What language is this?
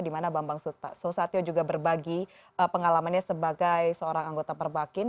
Indonesian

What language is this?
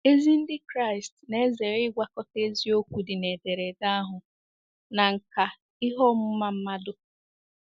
Igbo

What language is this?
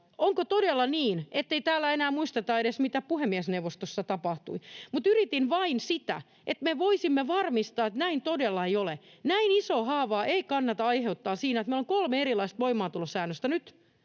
Finnish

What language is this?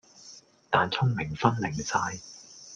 Cantonese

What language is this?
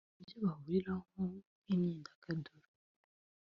Kinyarwanda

